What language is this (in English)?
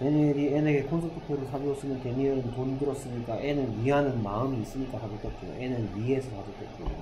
Korean